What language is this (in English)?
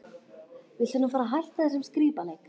Icelandic